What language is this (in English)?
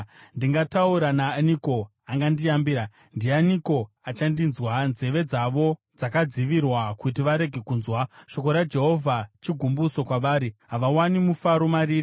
Shona